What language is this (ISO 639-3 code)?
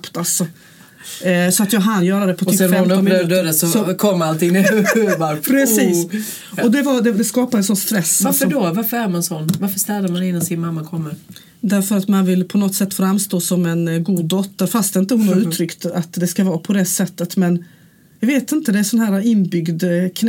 swe